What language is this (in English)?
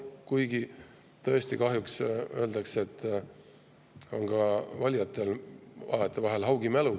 Estonian